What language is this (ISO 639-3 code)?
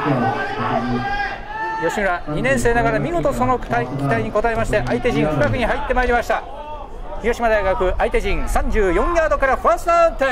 jpn